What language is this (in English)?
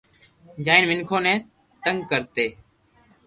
Loarki